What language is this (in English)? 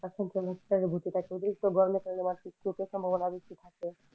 Bangla